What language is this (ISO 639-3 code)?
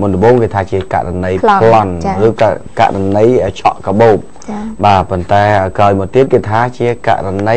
vie